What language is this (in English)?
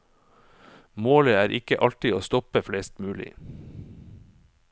Norwegian